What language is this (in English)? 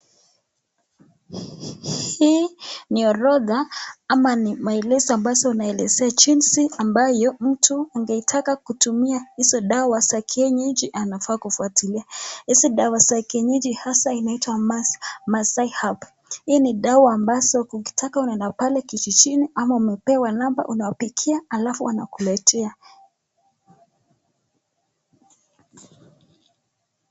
Swahili